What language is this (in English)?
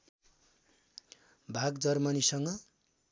Nepali